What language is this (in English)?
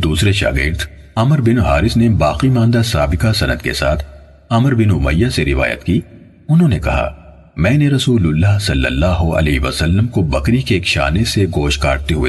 Urdu